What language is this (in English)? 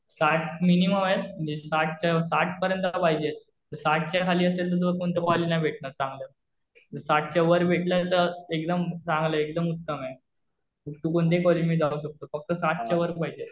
Marathi